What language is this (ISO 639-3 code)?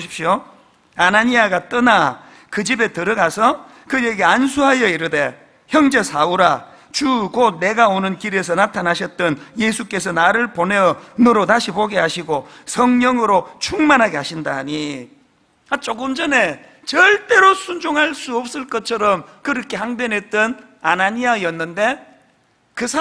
kor